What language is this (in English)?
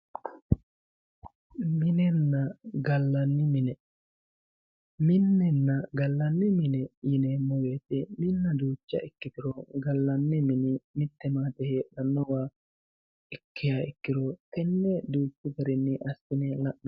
Sidamo